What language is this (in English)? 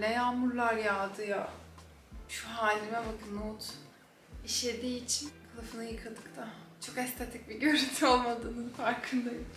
Turkish